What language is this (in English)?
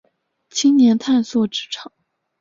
Chinese